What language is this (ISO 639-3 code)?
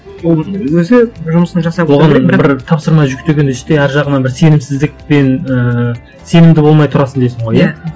kaz